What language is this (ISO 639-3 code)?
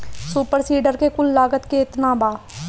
bho